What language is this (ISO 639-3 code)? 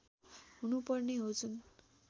nep